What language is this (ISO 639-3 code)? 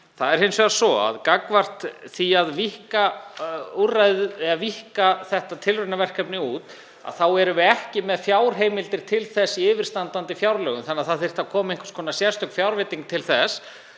isl